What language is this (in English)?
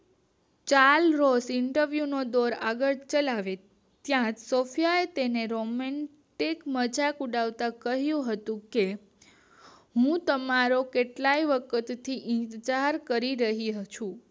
Gujarati